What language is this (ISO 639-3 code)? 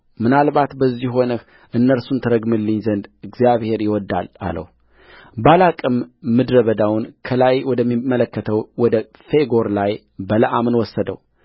amh